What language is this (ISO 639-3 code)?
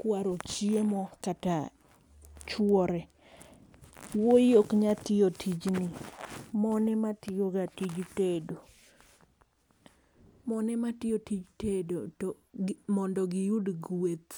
luo